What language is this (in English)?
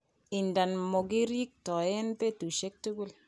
Kalenjin